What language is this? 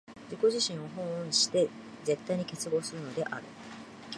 Japanese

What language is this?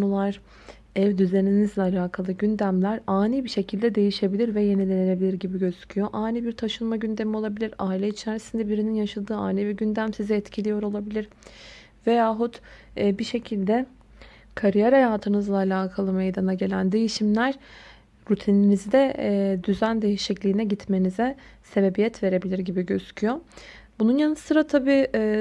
Turkish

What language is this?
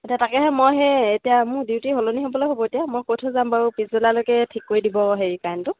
Assamese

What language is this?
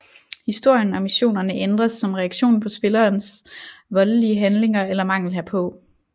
Danish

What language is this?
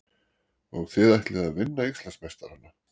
Icelandic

